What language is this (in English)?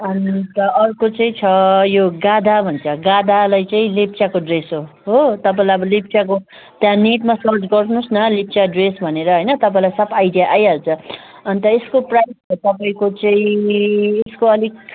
Nepali